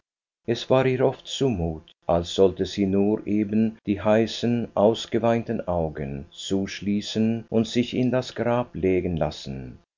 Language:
German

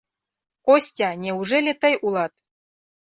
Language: Mari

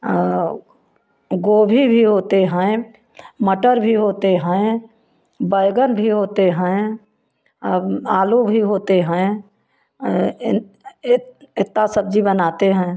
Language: Hindi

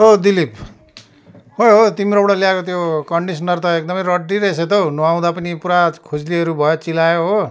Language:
Nepali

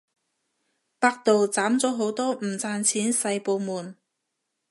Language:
Cantonese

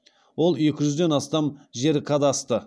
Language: Kazakh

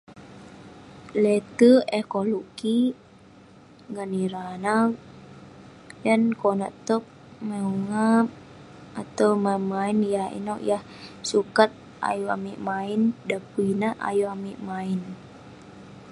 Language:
Western Penan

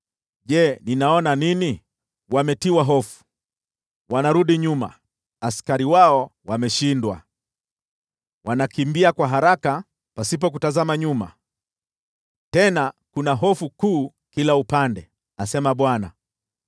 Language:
Swahili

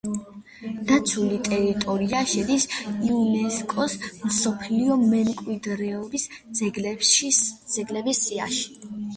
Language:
Georgian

